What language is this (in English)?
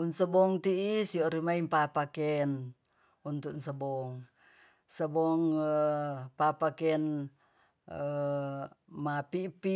Tonsea